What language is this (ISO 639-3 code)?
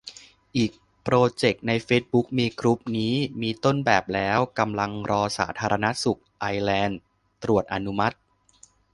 tha